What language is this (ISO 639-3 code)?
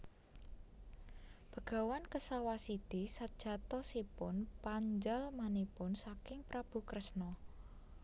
jav